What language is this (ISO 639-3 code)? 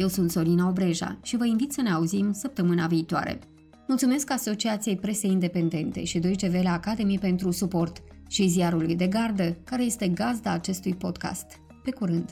ron